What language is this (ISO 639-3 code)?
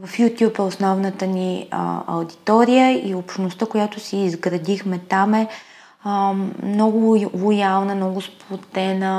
bul